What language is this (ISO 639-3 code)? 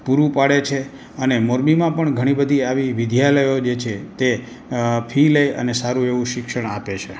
guj